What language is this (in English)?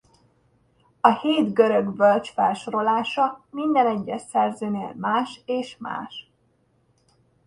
Hungarian